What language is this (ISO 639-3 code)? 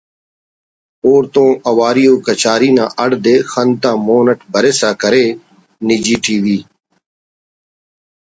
brh